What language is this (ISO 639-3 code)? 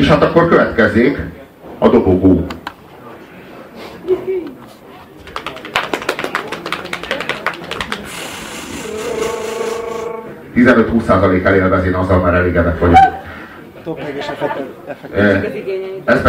hun